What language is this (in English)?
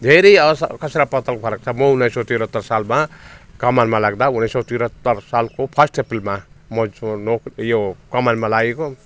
Nepali